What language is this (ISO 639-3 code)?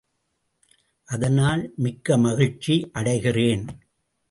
tam